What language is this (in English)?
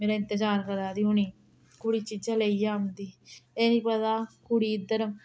Dogri